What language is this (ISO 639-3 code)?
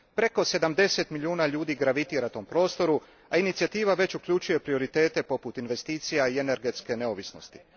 hrv